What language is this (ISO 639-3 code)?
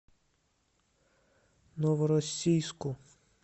rus